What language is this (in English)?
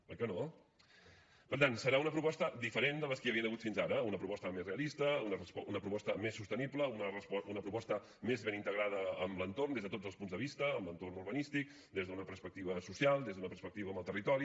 Catalan